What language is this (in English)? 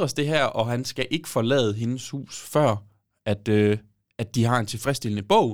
Danish